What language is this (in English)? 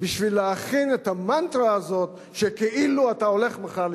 Hebrew